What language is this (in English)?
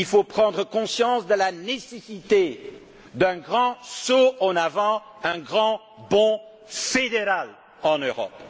French